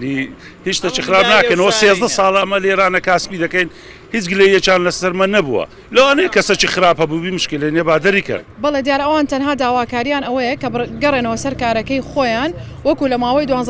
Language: Arabic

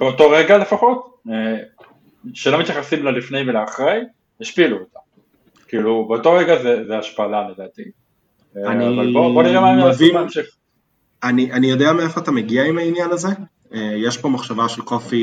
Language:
Hebrew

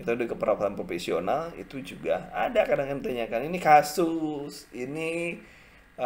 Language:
Indonesian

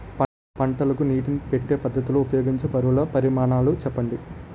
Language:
Telugu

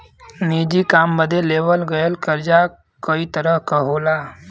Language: Bhojpuri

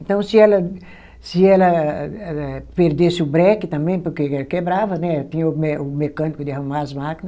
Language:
Portuguese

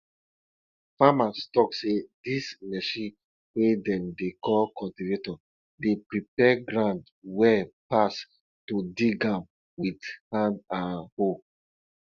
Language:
Nigerian Pidgin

